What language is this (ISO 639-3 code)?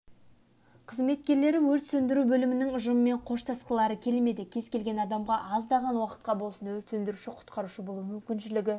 kaz